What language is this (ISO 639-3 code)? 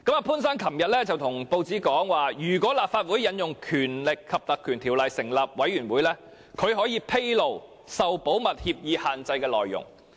yue